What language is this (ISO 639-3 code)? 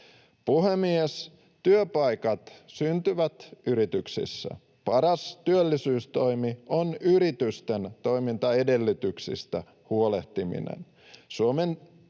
fin